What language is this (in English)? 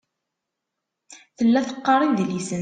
Kabyle